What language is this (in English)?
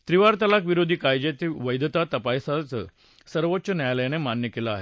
Marathi